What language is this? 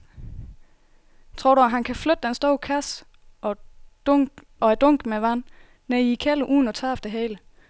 Danish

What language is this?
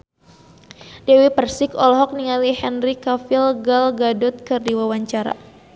Sundanese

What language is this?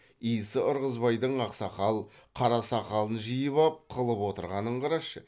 Kazakh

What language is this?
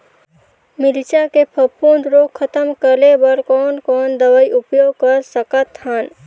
Chhattisgarhi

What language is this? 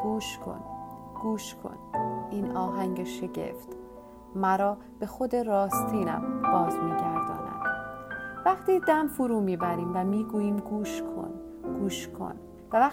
Persian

